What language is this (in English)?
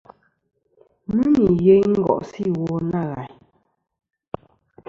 Kom